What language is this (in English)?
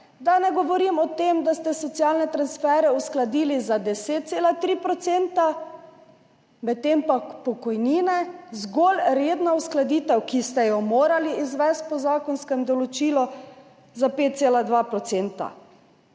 Slovenian